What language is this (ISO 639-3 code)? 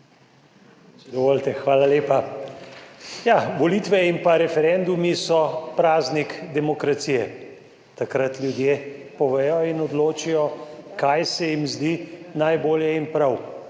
slv